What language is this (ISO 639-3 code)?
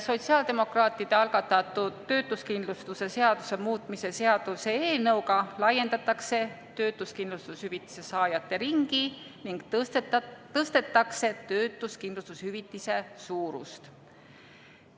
est